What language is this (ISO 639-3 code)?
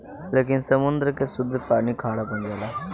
bho